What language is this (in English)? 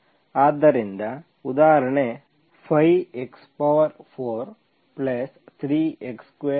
Kannada